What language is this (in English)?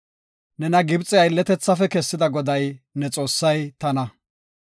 Gofa